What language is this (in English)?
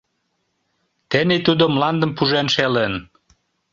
Mari